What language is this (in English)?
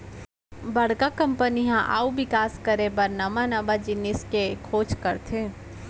Chhattisgarhi